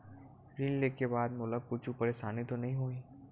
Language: Chhattisgarhi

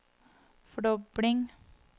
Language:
Norwegian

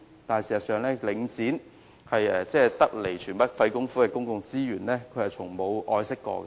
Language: Cantonese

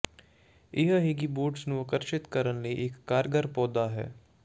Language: Punjabi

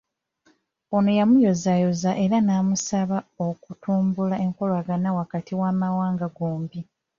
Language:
Ganda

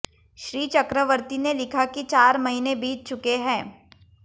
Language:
Hindi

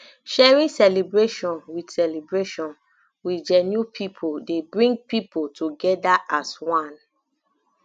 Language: Nigerian Pidgin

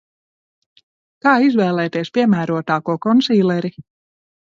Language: Latvian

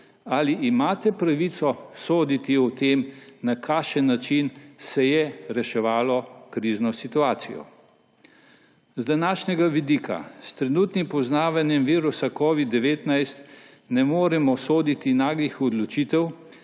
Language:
Slovenian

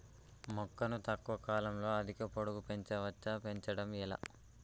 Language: Telugu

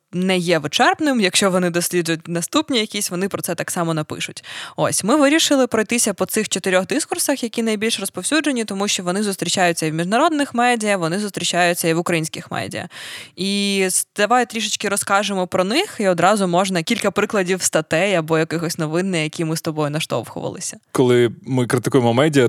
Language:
Ukrainian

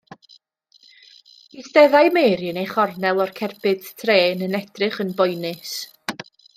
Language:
Welsh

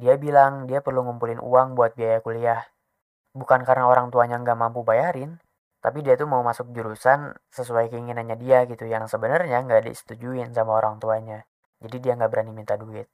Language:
Indonesian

